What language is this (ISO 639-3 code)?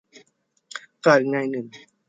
tha